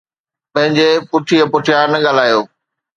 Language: Sindhi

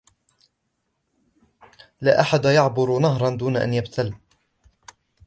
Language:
Arabic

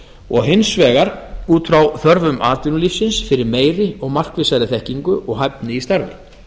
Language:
Icelandic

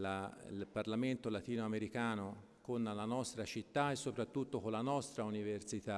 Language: Italian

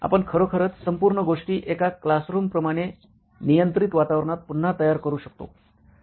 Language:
Marathi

